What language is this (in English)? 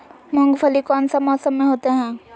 Magahi